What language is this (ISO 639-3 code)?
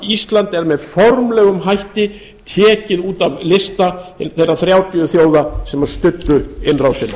isl